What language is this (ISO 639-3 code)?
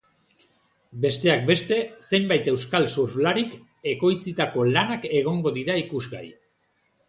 eus